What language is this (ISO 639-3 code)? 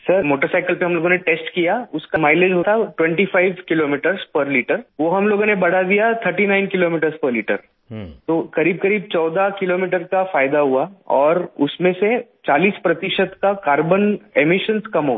hin